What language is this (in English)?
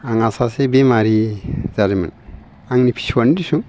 Bodo